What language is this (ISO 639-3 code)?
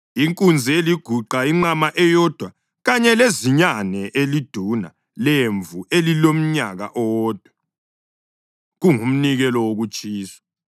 nde